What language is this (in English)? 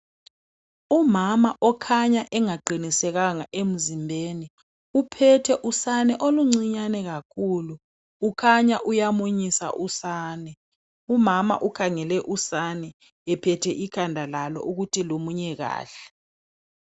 North Ndebele